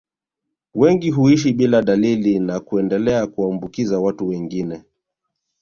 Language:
Swahili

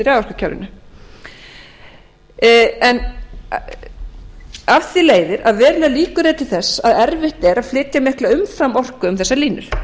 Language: Icelandic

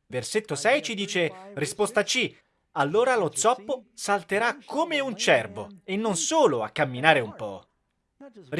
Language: Italian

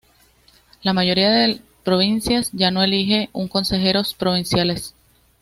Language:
Spanish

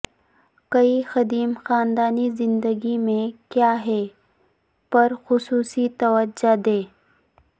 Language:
Urdu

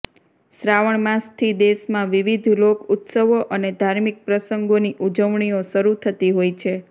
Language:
Gujarati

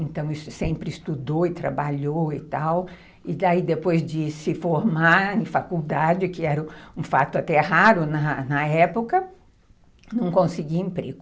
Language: Portuguese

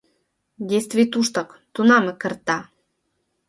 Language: Mari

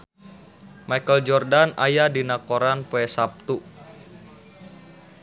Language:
Sundanese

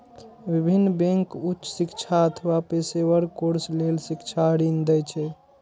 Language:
Maithili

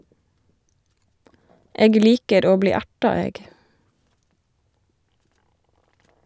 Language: Norwegian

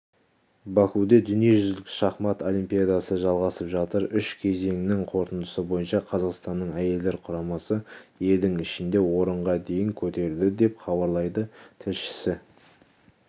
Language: Kazakh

